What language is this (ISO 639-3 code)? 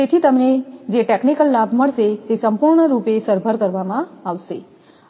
guj